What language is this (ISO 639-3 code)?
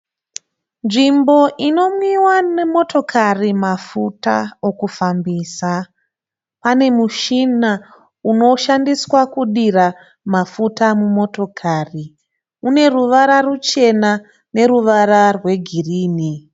sna